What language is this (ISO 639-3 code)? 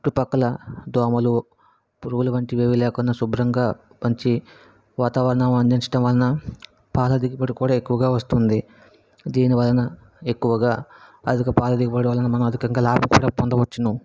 tel